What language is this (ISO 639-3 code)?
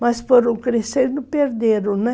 por